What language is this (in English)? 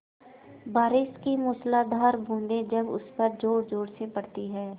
Hindi